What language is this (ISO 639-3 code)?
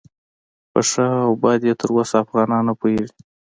pus